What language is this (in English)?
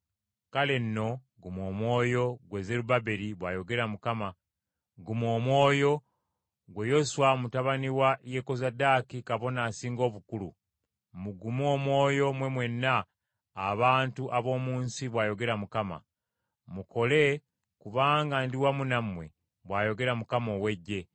Ganda